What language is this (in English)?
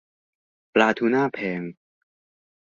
Thai